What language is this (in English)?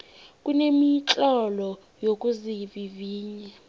South Ndebele